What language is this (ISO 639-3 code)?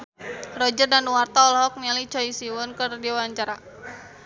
sun